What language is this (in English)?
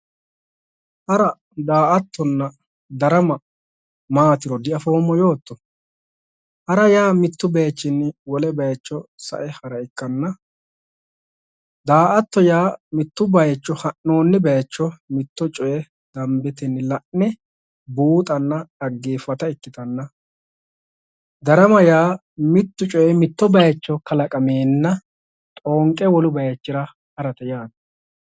Sidamo